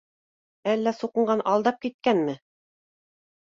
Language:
Bashkir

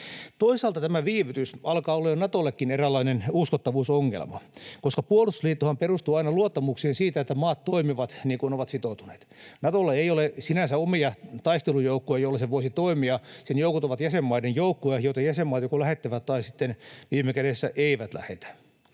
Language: Finnish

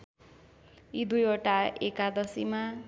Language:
Nepali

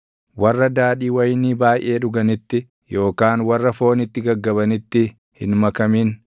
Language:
Oromo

